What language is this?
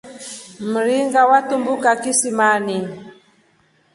Rombo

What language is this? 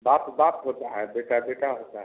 Hindi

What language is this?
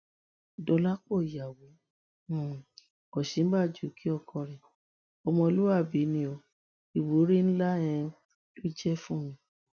Yoruba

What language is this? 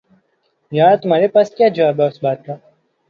Urdu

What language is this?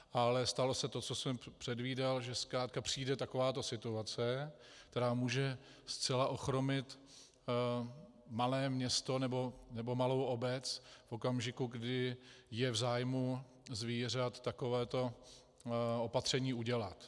Czech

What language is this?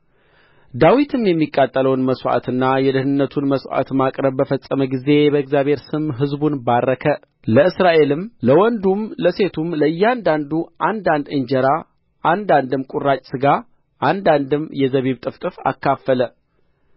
Amharic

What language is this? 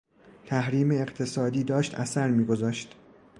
Persian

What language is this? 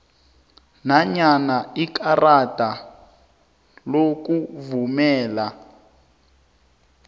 South Ndebele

